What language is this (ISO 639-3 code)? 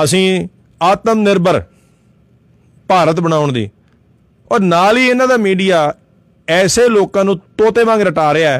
pan